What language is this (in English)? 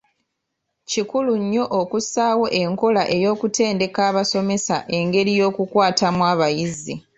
Ganda